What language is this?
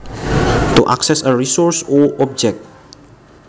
Javanese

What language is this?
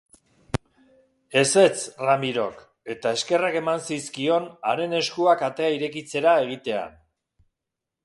Basque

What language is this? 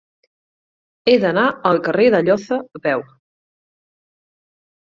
Catalan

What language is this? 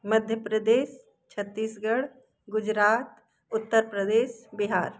Hindi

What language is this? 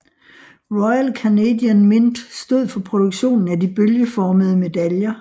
Danish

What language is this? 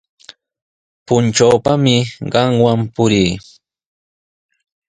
Sihuas Ancash Quechua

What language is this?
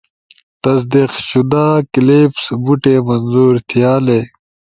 Ushojo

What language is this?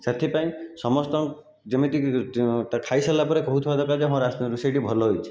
Odia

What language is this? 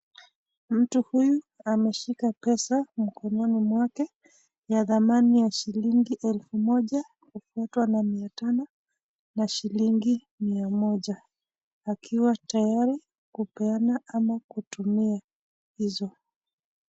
Swahili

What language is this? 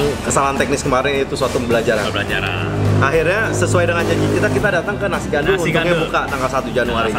Indonesian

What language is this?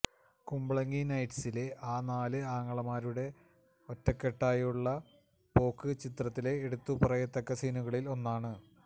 Malayalam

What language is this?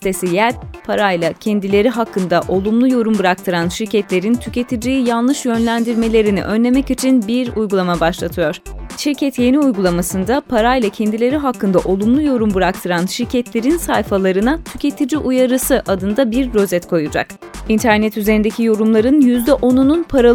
Turkish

